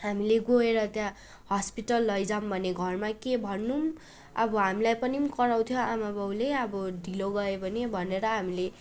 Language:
Nepali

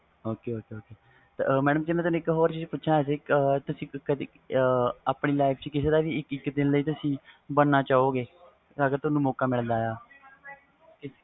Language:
Punjabi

